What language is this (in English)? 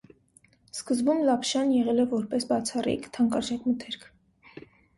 Armenian